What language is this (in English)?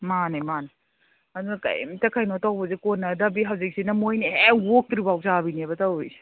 Manipuri